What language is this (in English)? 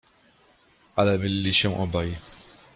Polish